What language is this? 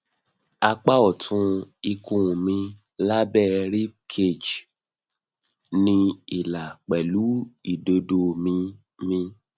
Yoruba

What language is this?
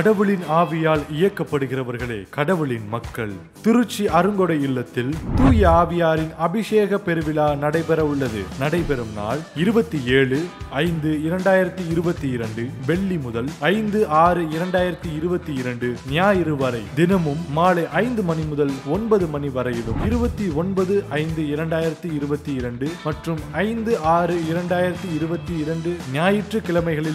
Hindi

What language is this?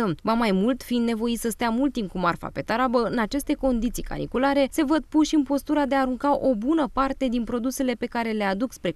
Romanian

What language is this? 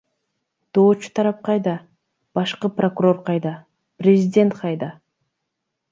Kyrgyz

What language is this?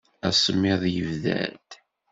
Kabyle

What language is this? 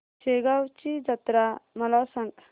Marathi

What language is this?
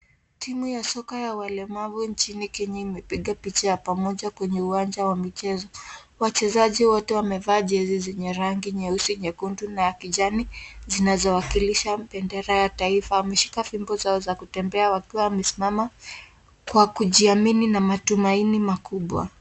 Swahili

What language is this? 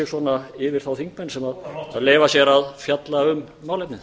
Icelandic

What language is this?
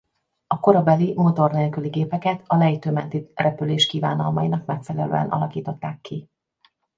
Hungarian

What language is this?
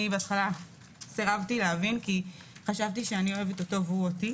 Hebrew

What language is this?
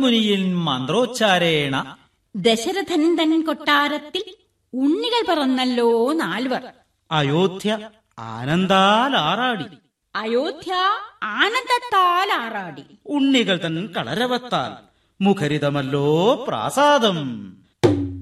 Malayalam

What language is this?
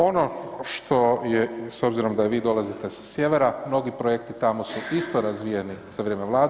Croatian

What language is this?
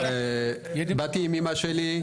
Hebrew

